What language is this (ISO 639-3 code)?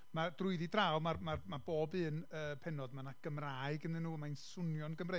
cym